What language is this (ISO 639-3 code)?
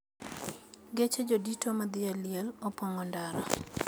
luo